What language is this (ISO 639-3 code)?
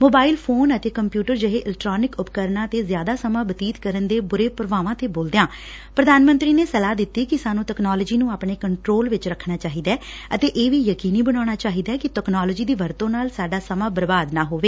pan